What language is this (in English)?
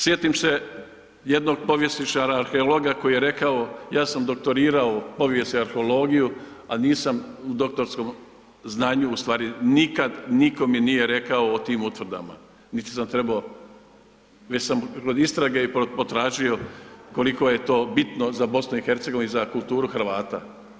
Croatian